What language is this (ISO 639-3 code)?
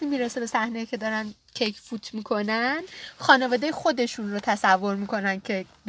fas